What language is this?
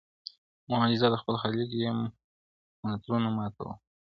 Pashto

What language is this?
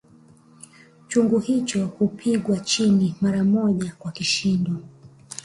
Swahili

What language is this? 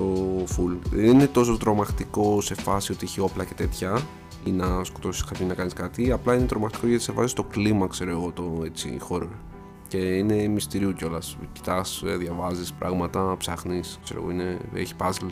Greek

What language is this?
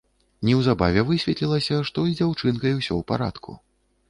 Belarusian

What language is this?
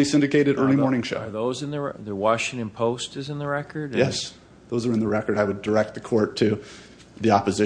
English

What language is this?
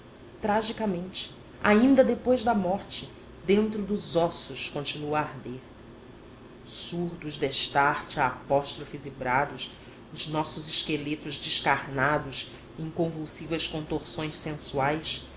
Portuguese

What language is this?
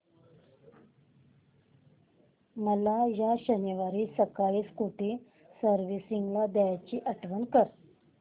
Marathi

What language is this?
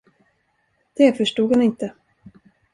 Swedish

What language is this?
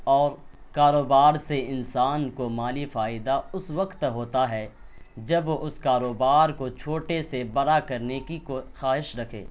Urdu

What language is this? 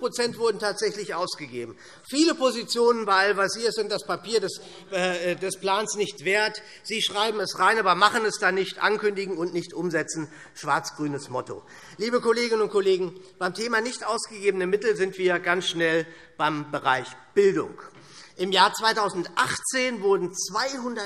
German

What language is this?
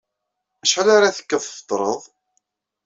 Kabyle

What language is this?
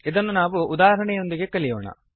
Kannada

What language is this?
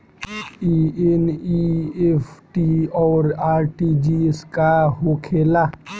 Bhojpuri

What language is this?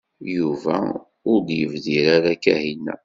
Kabyle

